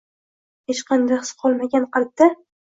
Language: Uzbek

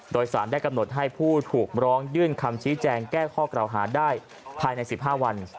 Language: Thai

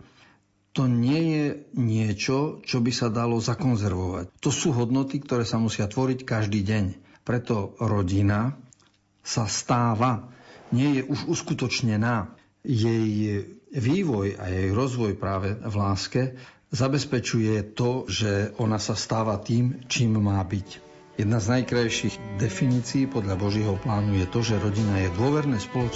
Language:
Slovak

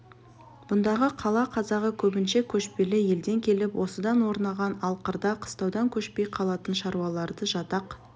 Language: Kazakh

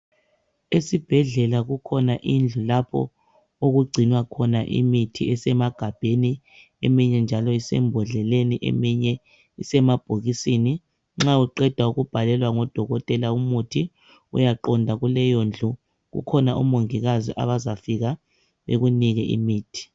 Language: North Ndebele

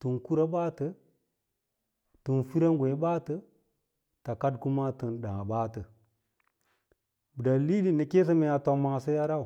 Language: Lala-Roba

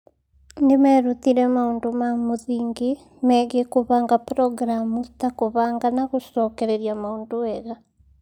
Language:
Kikuyu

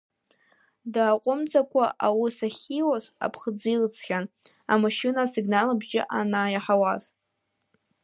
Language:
Abkhazian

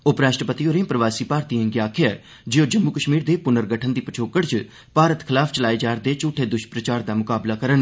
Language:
Dogri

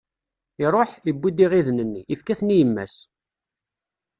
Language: Kabyle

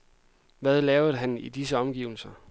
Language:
Danish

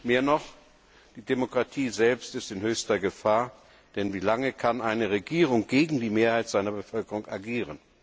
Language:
German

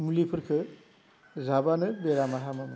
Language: Bodo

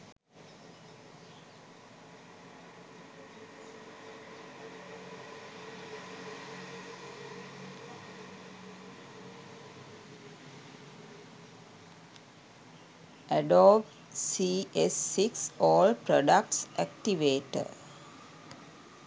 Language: Sinhala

